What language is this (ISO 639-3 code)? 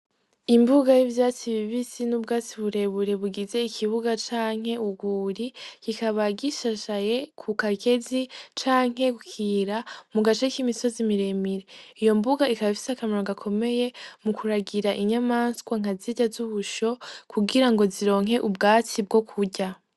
run